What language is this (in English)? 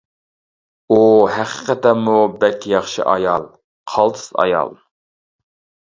Uyghur